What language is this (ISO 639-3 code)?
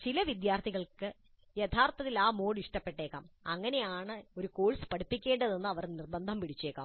mal